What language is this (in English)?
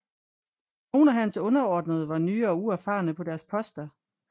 Danish